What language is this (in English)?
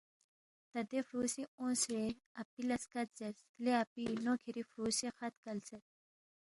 Balti